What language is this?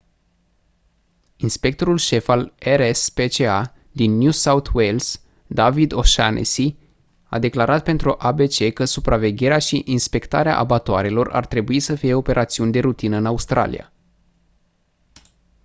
Romanian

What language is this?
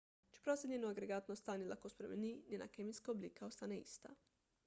Slovenian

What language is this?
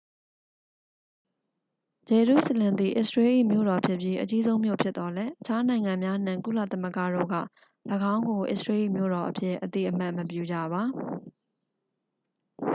Burmese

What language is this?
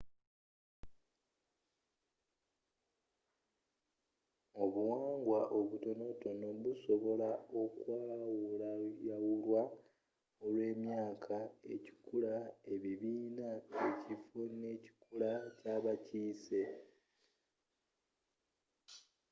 Ganda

